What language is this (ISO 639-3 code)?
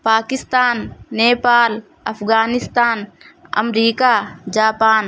urd